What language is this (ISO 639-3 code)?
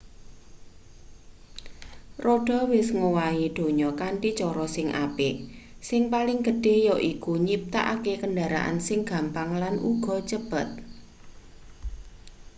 jav